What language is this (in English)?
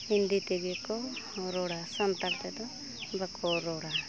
Santali